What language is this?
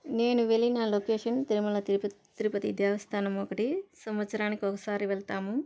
Telugu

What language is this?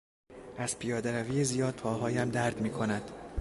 Persian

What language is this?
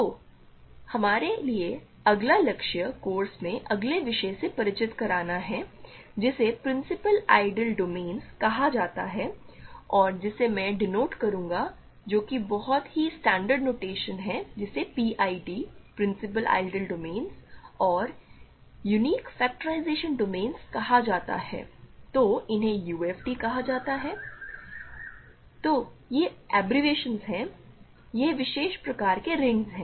Hindi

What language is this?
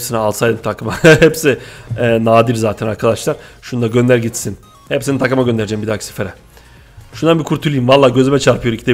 Turkish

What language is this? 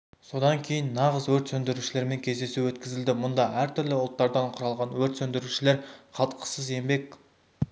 Kazakh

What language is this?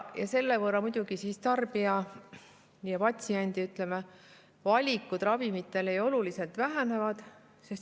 Estonian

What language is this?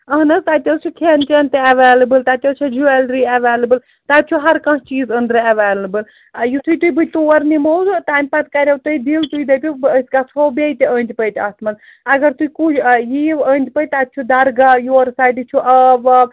Kashmiri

